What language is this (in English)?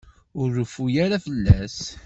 Kabyle